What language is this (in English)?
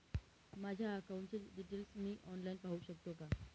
Marathi